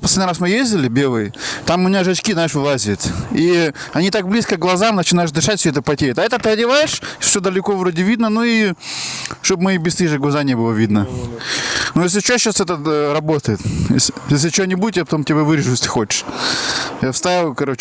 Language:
Russian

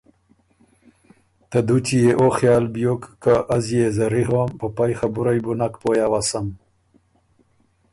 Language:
Ormuri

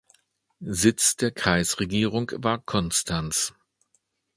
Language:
German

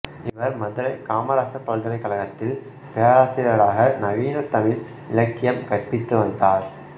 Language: Tamil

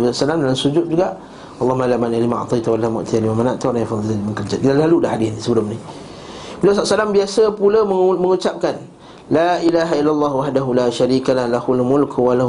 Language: Malay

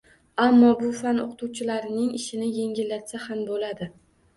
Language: Uzbek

